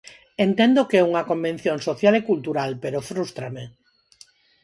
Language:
Galician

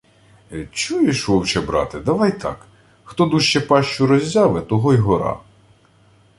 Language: Ukrainian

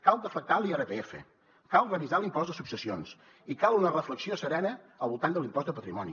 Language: Catalan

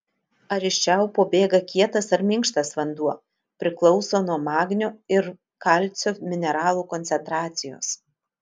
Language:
Lithuanian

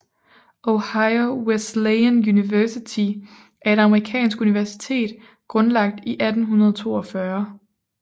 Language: Danish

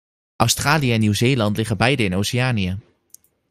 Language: Dutch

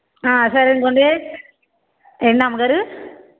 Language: Telugu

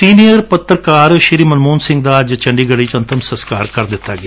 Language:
Punjabi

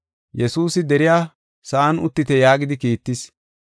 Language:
Gofa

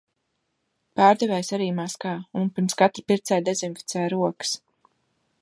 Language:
Latvian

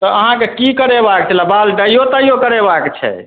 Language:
Maithili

